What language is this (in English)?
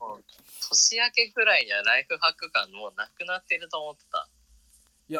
Japanese